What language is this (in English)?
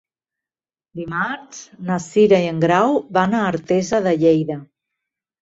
Catalan